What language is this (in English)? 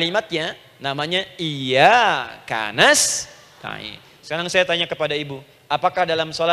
Indonesian